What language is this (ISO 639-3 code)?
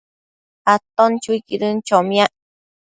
mcf